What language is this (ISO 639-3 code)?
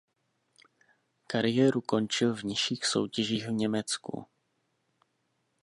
ces